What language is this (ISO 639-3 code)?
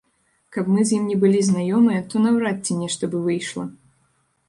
bel